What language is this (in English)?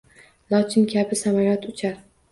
Uzbek